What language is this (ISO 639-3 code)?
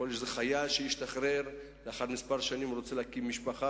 heb